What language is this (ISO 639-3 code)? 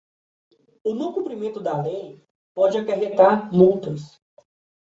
por